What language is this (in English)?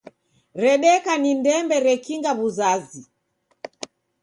Taita